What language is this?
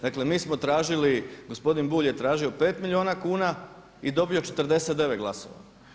Croatian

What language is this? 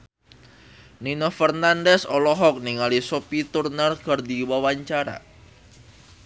Sundanese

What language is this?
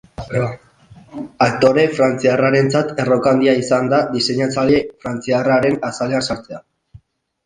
Basque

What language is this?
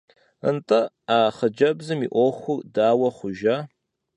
Kabardian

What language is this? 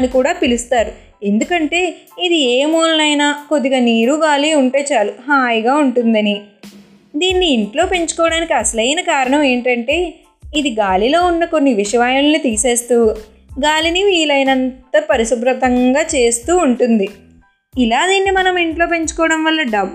Telugu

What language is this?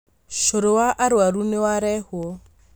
Kikuyu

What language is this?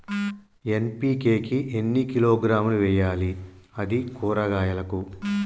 Telugu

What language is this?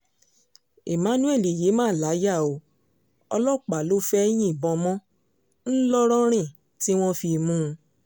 Yoruba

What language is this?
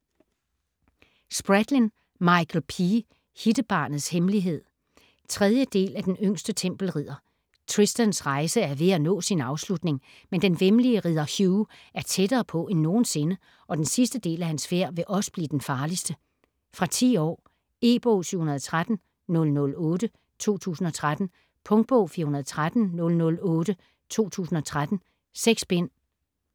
Danish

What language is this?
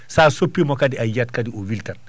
Fula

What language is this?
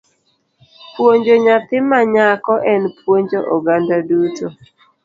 Luo (Kenya and Tanzania)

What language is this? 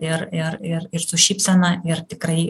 Lithuanian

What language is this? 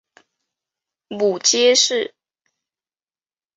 Chinese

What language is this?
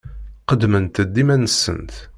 Kabyle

